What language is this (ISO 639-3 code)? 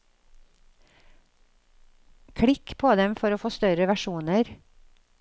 nor